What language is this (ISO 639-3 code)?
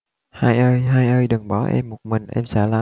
vie